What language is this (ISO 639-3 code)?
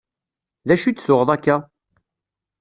kab